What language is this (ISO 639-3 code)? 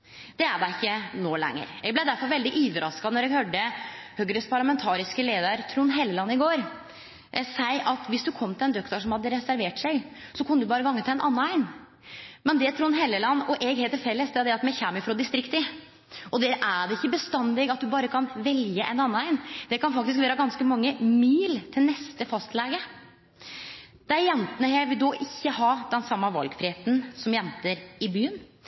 nno